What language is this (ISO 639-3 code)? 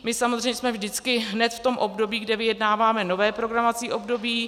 ces